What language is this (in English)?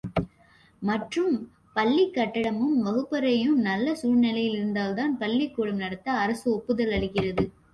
Tamil